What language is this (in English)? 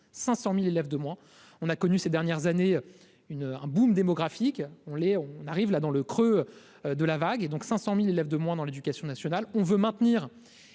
French